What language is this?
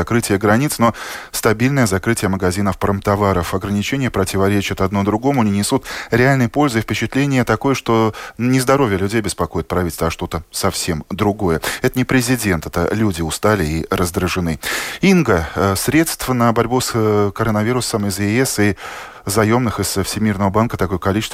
Russian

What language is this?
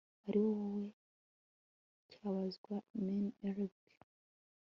Kinyarwanda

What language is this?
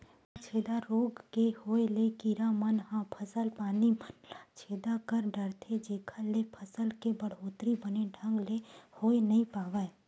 Chhattisgarhi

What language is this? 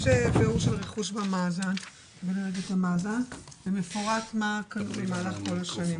Hebrew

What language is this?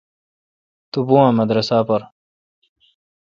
Kalkoti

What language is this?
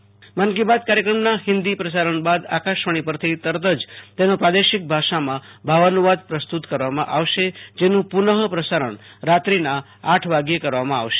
Gujarati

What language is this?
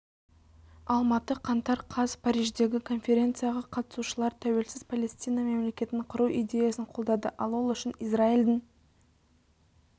Kazakh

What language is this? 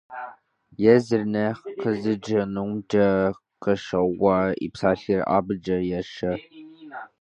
Kabardian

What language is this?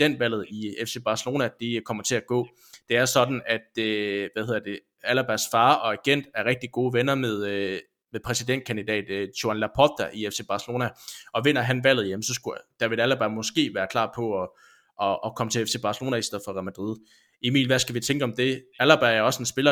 Danish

